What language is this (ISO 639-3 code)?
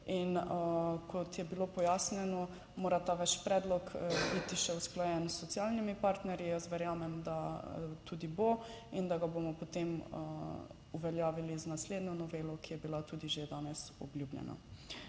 slv